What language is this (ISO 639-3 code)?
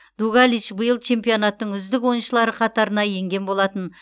kaz